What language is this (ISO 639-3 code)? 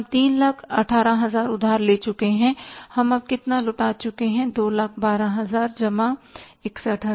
hin